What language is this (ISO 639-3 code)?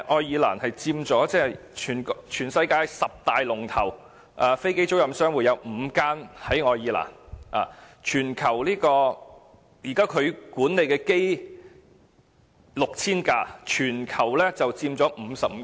yue